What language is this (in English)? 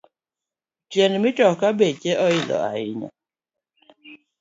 Luo (Kenya and Tanzania)